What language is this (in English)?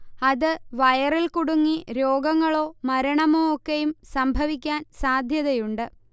Malayalam